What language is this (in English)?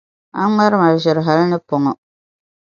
Dagbani